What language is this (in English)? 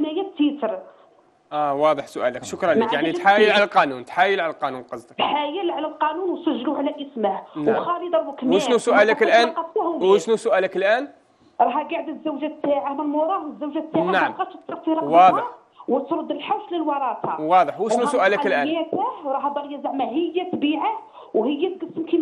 Arabic